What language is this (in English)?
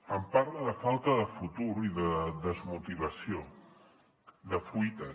Catalan